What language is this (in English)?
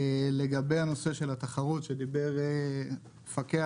Hebrew